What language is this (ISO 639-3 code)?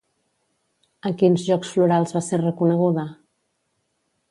cat